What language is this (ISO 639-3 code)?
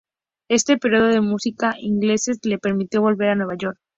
spa